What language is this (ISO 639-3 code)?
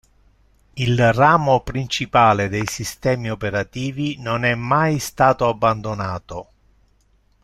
ita